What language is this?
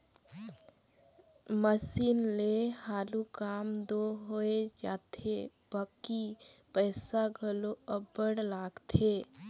Chhattisgarhi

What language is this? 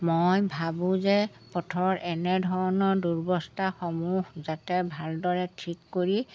Assamese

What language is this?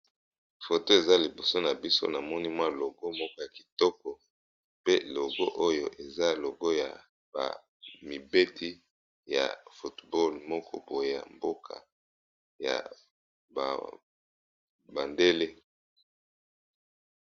Lingala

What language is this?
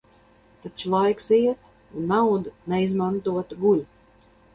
Latvian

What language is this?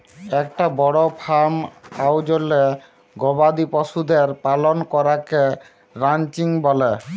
Bangla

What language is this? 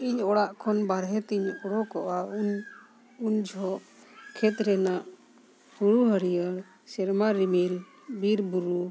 Santali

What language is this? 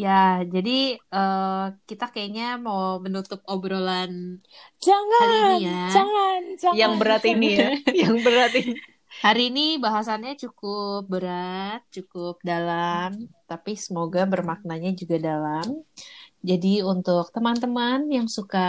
Indonesian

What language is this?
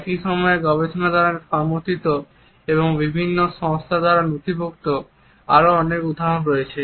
Bangla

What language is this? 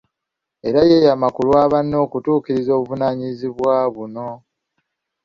Ganda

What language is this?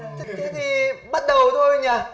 Vietnamese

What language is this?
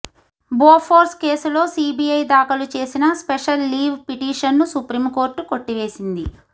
Telugu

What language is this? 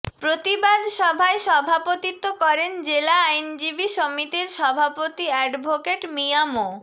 Bangla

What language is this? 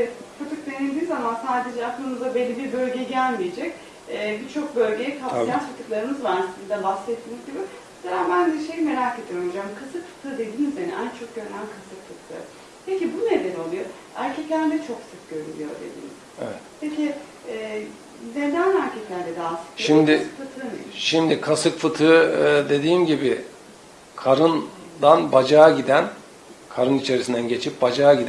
Turkish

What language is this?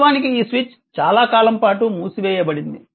Telugu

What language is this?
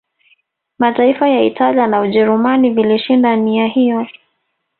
Swahili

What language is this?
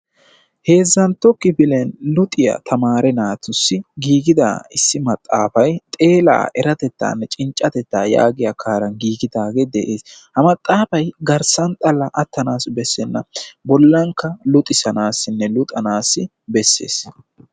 Wolaytta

